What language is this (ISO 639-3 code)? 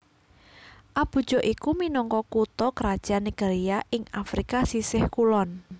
jav